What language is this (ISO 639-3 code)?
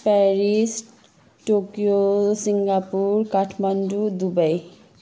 nep